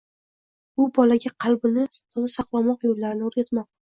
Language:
Uzbek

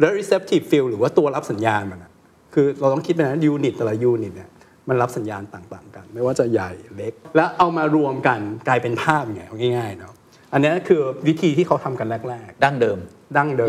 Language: Thai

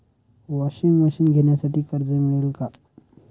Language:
Marathi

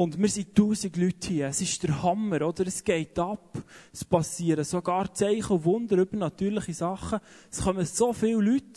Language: German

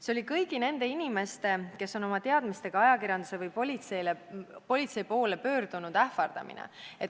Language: Estonian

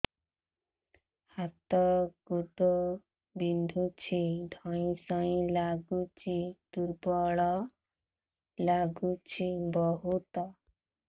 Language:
Odia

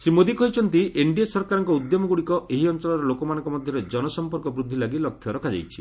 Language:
Odia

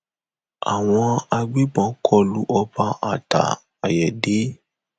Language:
Yoruba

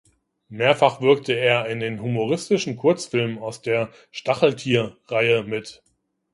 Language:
German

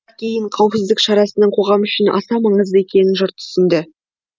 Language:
Kazakh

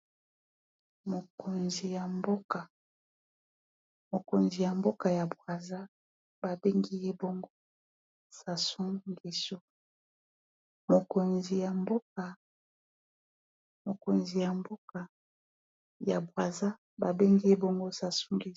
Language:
Lingala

